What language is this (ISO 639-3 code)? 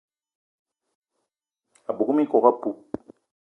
eto